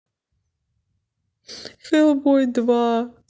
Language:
Russian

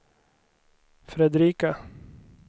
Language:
Swedish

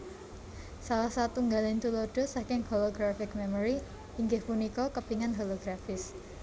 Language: Javanese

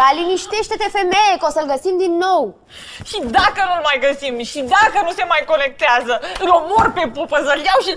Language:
Romanian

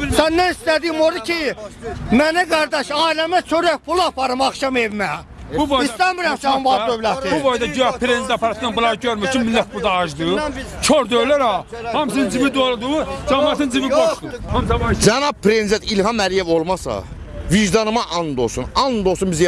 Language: Turkish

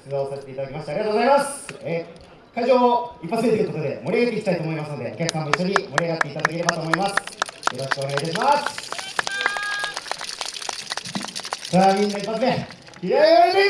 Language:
Japanese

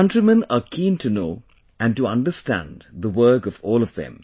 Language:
English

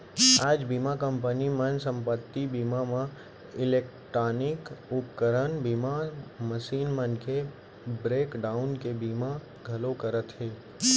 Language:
Chhattisgarhi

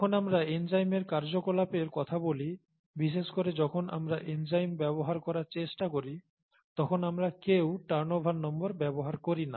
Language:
Bangla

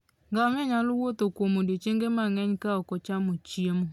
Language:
Luo (Kenya and Tanzania)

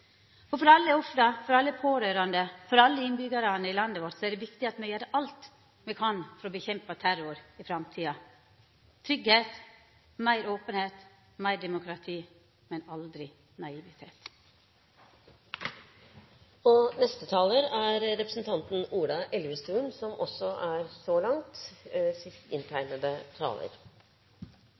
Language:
Norwegian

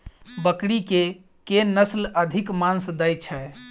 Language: Maithili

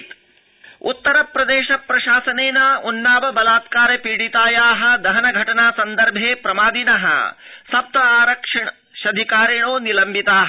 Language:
Sanskrit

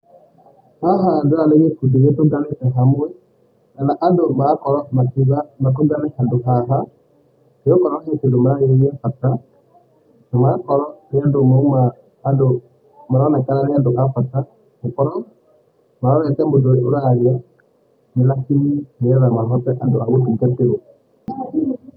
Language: Kikuyu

